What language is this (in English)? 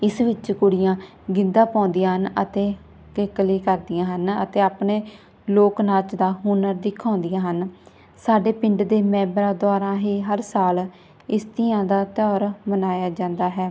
Punjabi